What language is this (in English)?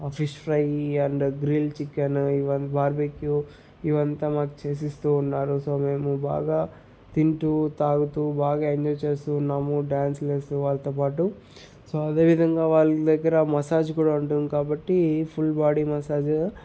Telugu